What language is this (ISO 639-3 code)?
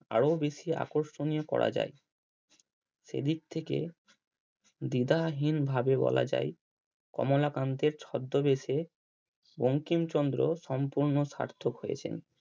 ben